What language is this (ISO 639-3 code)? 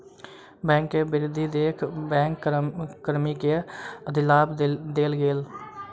mai